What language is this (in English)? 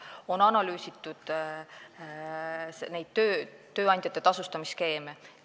Estonian